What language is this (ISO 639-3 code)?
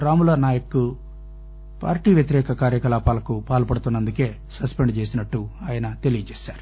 tel